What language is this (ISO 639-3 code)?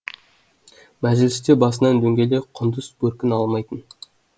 kaz